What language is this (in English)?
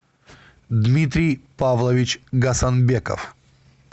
Russian